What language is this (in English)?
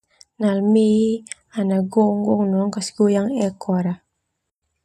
Termanu